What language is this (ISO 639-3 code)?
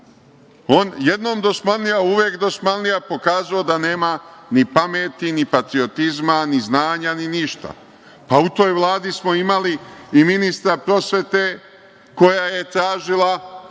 srp